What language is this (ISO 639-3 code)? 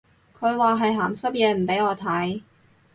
yue